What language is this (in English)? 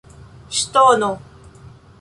Esperanto